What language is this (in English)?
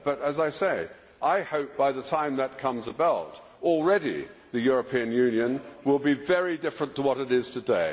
English